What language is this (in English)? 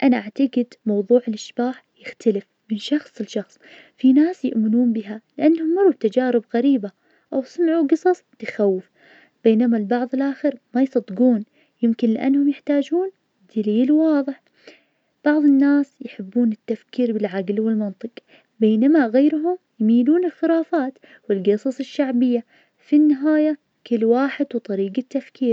Najdi Arabic